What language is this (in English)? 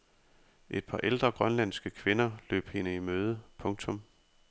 Danish